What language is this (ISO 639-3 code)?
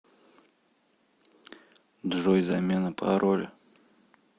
rus